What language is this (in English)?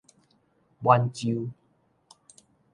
Min Nan Chinese